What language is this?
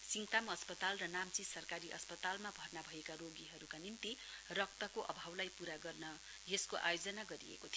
Nepali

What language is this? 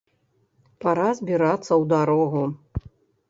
Belarusian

